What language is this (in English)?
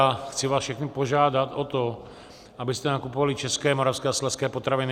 Czech